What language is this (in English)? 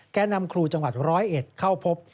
Thai